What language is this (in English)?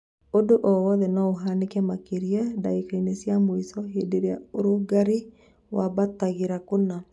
Kikuyu